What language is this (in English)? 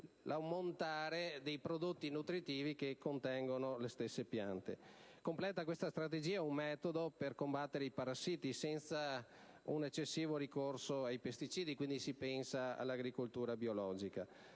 Italian